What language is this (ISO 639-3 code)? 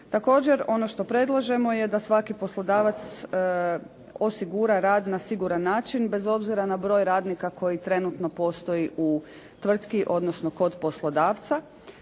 hrv